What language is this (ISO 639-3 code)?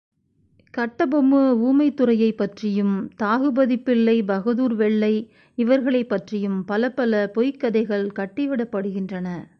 tam